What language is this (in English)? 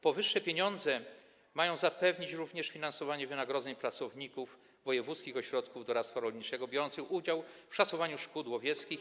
Polish